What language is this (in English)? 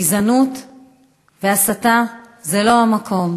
Hebrew